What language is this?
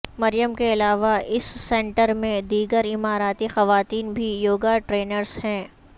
Urdu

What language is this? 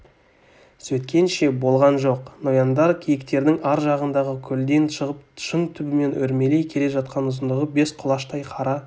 Kazakh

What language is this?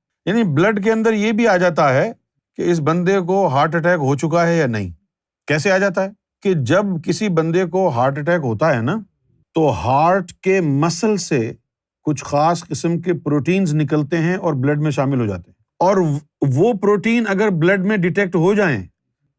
Urdu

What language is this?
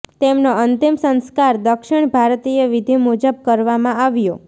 Gujarati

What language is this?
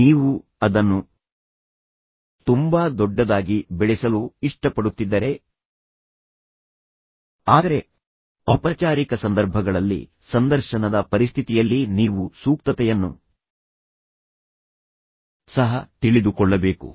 Kannada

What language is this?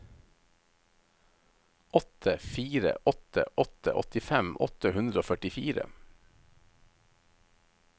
Norwegian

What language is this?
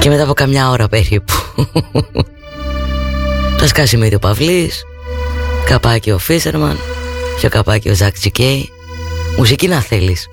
Greek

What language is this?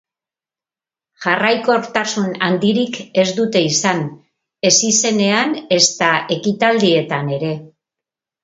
Basque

